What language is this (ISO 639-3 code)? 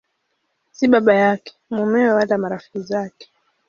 swa